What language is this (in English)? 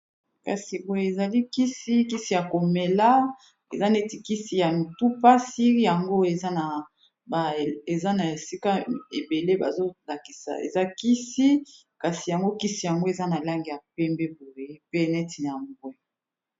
Lingala